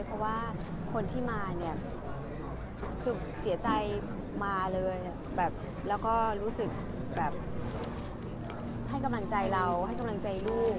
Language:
Thai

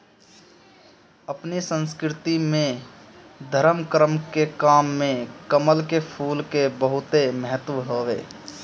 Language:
Bhojpuri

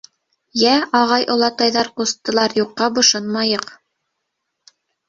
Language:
Bashkir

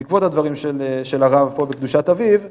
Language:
Hebrew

